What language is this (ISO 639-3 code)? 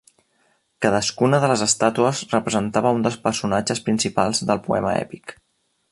cat